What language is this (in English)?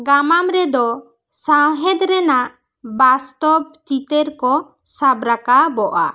Santali